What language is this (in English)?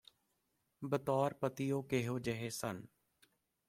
Punjabi